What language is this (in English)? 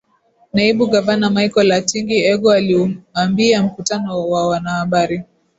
Swahili